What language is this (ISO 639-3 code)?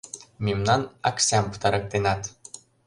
chm